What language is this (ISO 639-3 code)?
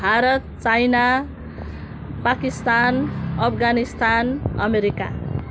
nep